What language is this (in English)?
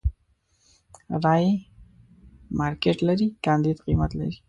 Pashto